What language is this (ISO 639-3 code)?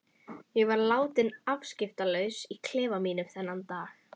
isl